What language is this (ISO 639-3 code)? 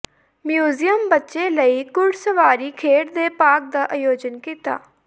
pan